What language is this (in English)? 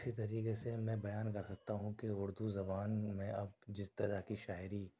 Urdu